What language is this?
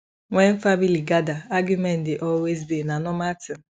Nigerian Pidgin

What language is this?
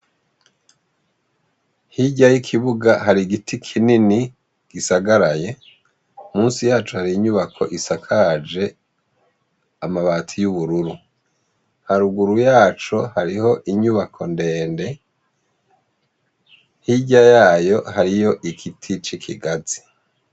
Rundi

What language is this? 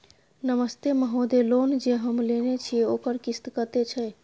Maithili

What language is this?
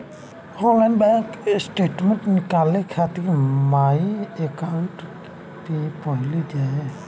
Bhojpuri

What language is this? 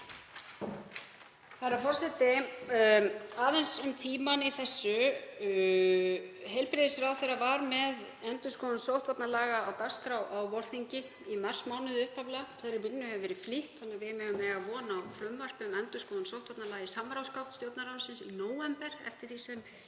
Icelandic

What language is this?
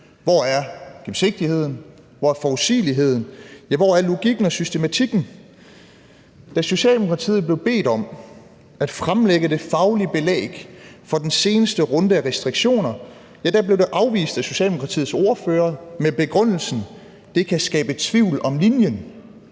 Danish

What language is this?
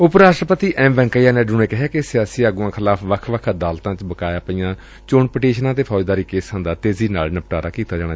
Punjabi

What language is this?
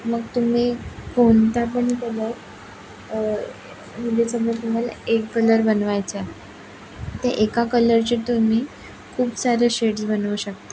Marathi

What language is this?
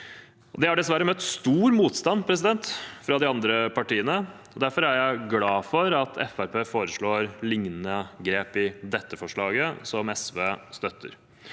Norwegian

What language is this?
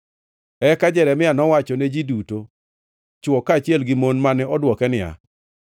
Luo (Kenya and Tanzania)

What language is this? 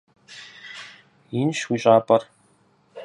Kabardian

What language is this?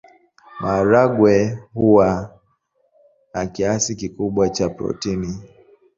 Swahili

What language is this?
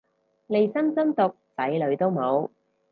Cantonese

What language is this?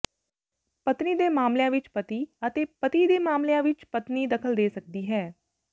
Punjabi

